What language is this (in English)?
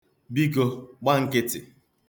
Igbo